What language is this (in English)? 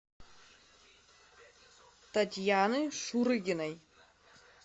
Russian